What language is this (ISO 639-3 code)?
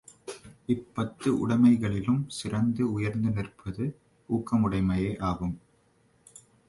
tam